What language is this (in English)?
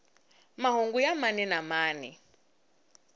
Tsonga